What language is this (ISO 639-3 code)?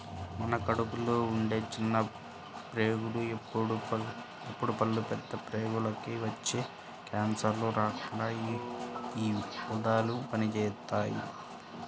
tel